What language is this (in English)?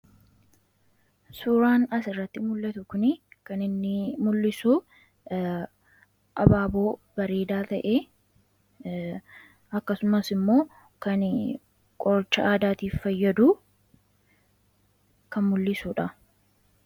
Oromo